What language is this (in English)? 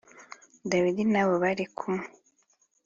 Kinyarwanda